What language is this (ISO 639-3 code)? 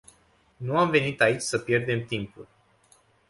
ron